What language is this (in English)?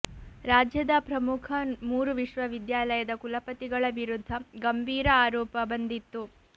Kannada